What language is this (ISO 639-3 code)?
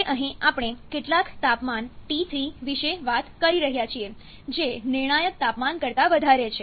guj